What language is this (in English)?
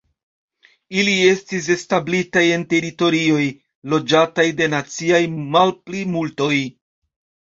Esperanto